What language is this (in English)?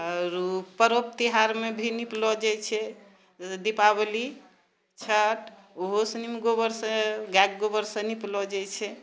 Maithili